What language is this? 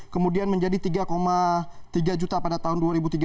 Indonesian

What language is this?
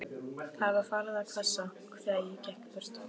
Icelandic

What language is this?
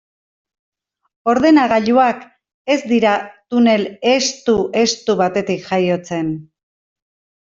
Basque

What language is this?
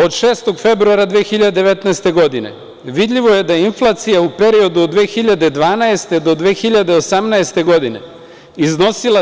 Serbian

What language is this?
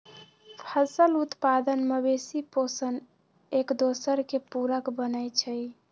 Magahi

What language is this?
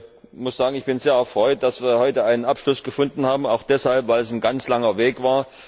German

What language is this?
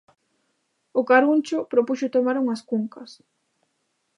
Galician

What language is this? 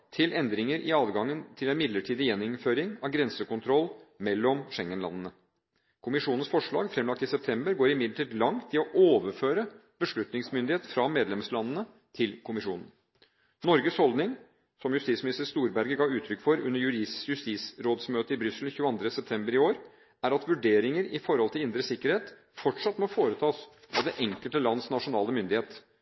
Norwegian Bokmål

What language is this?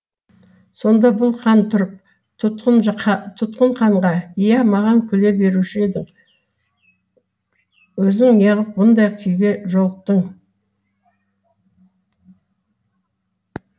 Kazakh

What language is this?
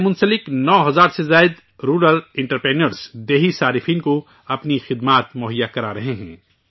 Urdu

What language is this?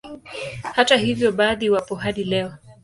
Swahili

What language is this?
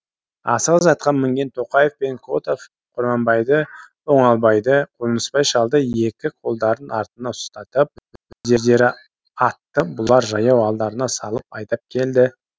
Kazakh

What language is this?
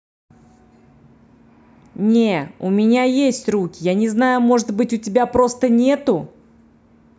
Russian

